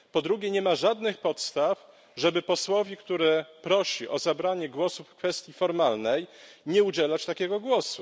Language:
Polish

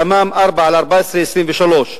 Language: Hebrew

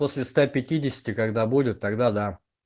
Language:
Russian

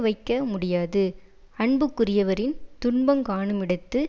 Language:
Tamil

